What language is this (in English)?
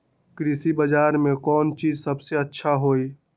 Magahi